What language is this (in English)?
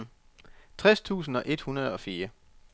Danish